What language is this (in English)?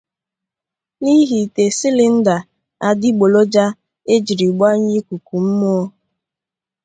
Igbo